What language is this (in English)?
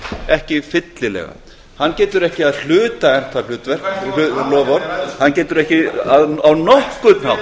Icelandic